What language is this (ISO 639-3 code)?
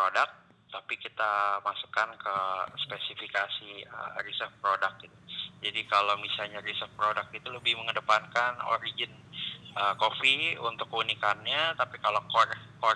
ind